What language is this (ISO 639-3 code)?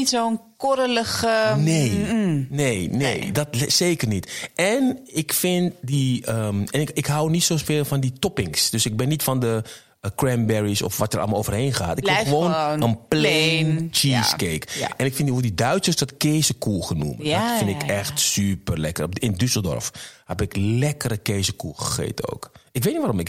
nld